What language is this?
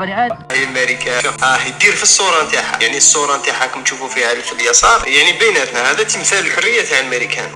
Arabic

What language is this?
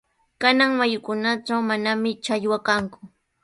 Sihuas Ancash Quechua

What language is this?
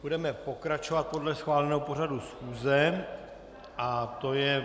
Czech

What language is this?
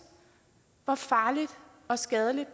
Danish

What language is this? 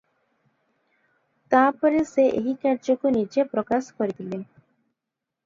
Odia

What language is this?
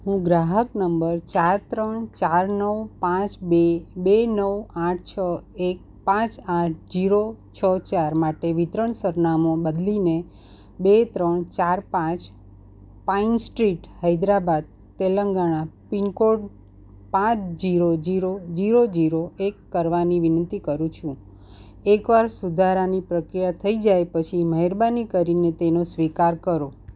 Gujarati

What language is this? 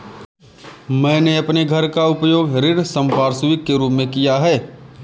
Hindi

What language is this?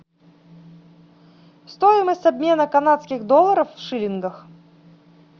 Russian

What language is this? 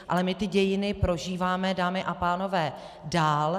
Czech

